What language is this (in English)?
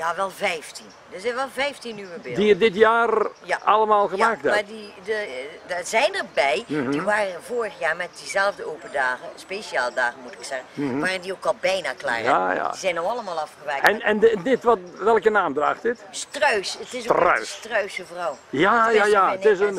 Dutch